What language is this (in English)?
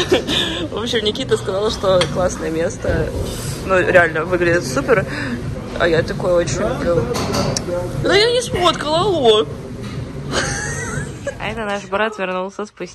Russian